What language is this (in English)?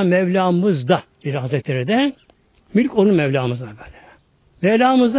Turkish